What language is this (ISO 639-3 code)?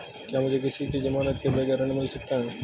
hin